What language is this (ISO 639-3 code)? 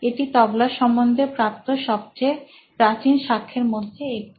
ben